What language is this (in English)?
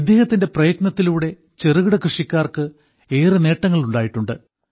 Malayalam